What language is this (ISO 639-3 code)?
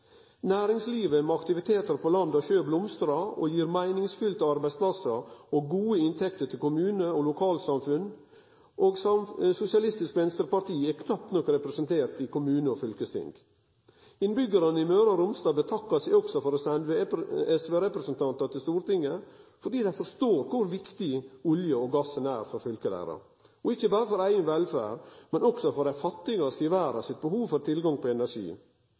nno